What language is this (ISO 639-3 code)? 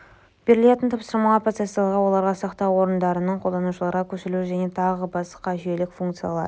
kaz